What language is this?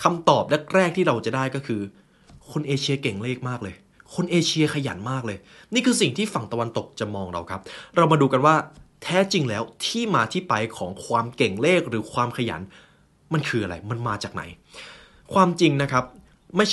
Thai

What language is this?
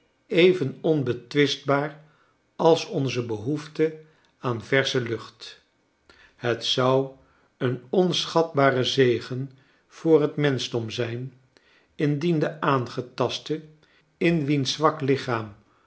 Dutch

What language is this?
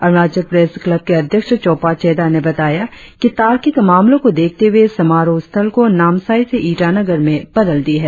Hindi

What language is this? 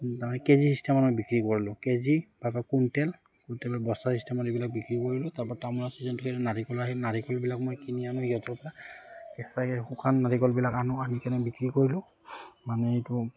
Assamese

